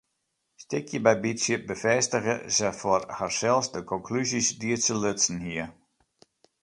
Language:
Western Frisian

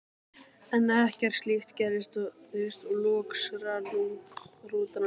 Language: Icelandic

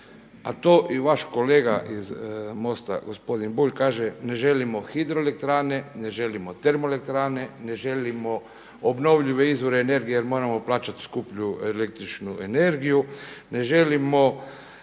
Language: Croatian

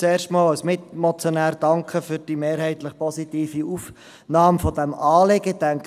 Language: Swiss German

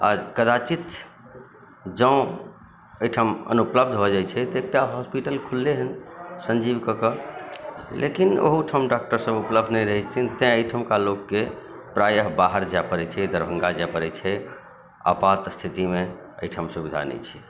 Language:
Maithili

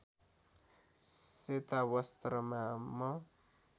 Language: Nepali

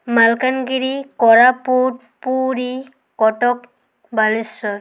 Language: Odia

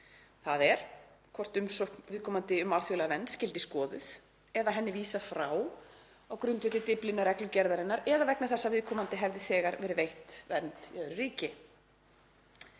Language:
Icelandic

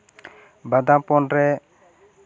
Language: Santali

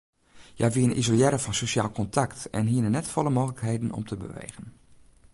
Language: Western Frisian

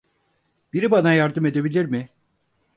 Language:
Turkish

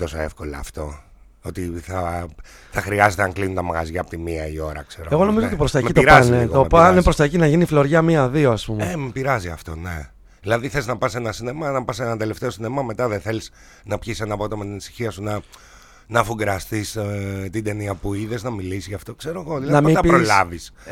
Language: Greek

